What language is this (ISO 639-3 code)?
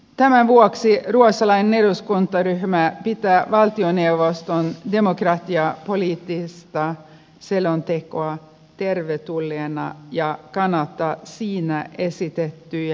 fin